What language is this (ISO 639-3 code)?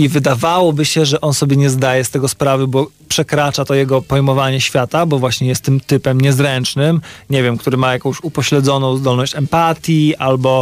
pol